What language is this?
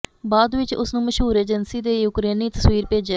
Punjabi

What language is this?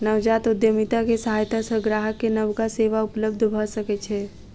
Maithili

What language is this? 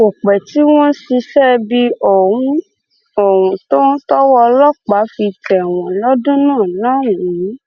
Yoruba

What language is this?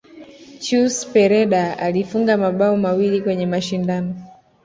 Swahili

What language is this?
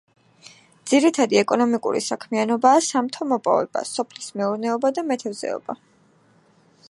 Georgian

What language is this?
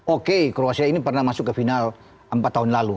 Indonesian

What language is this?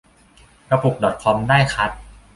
Thai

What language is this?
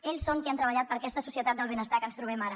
Catalan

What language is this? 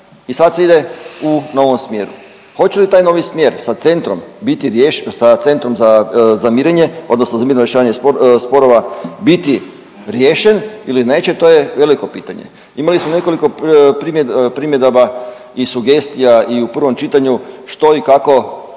Croatian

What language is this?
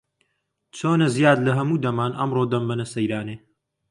Central Kurdish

